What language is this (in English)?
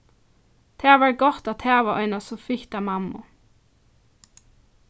Faroese